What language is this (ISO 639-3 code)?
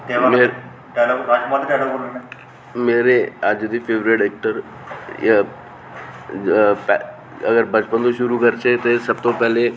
doi